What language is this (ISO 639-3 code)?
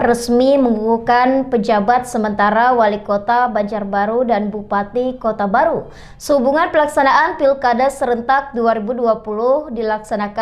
ind